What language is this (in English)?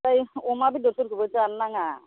Bodo